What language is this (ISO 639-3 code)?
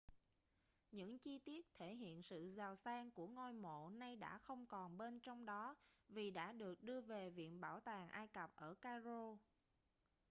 vie